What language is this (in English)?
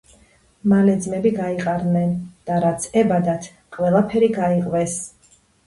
Georgian